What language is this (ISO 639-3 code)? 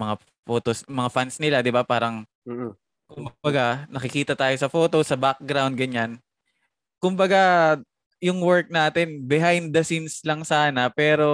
fil